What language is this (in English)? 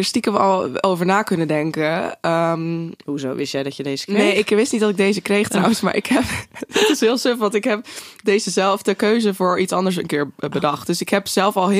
Dutch